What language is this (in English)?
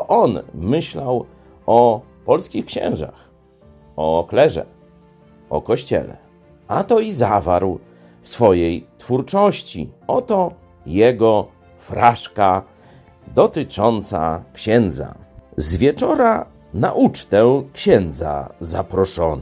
Polish